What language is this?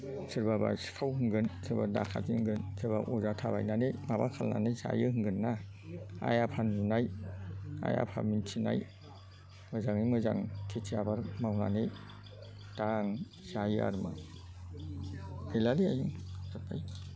Bodo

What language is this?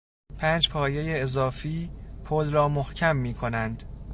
Persian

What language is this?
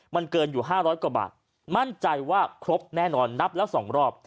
Thai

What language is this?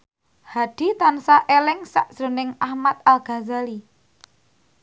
Javanese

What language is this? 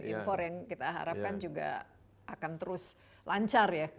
Indonesian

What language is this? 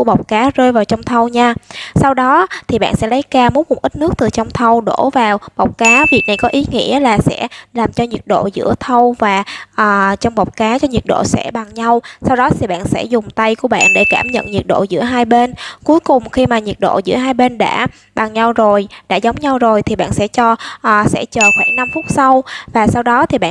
Vietnamese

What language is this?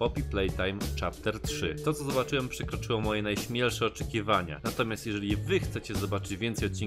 Polish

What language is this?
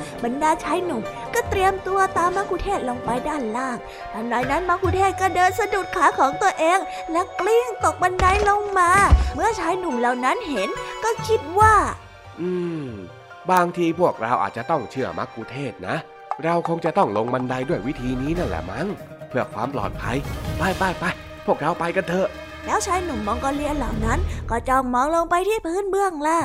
Thai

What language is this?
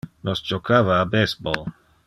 Interlingua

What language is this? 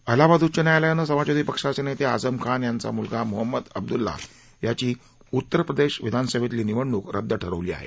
Marathi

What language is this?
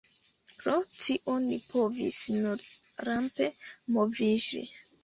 Esperanto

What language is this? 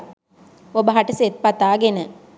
Sinhala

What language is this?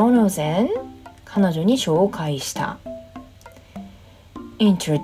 Japanese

